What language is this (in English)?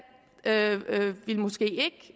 Danish